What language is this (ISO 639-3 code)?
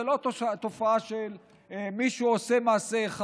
heb